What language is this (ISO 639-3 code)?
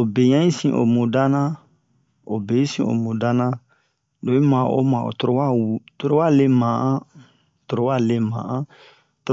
bmq